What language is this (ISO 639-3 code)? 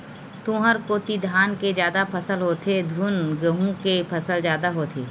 hne